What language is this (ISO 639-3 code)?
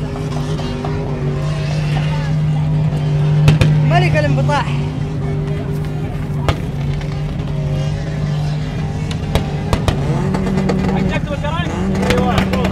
ara